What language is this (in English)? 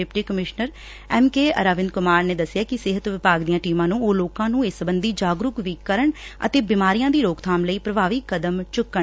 Punjabi